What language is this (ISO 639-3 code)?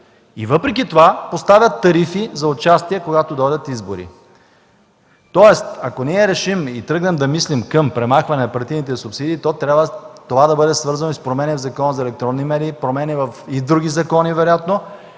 bul